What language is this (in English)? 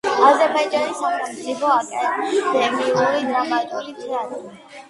Georgian